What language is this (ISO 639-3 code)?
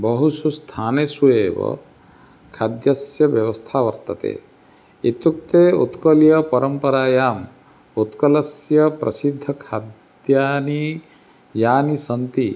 san